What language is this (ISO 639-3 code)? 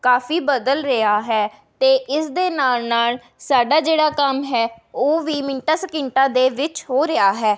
pan